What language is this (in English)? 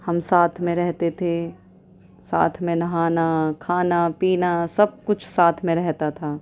Urdu